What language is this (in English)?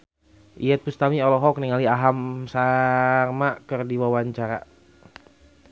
Sundanese